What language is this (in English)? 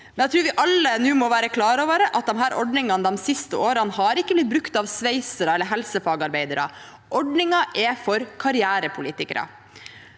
Norwegian